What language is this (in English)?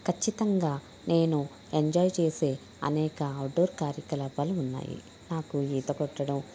Telugu